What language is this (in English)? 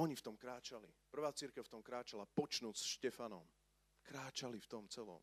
Slovak